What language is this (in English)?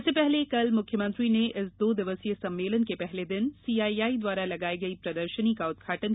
Hindi